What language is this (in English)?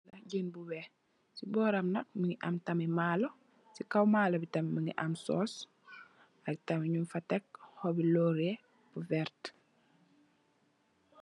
Wolof